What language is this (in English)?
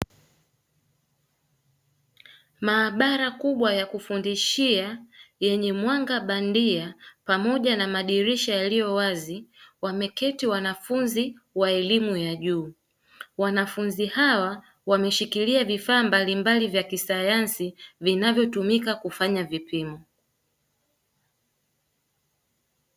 Swahili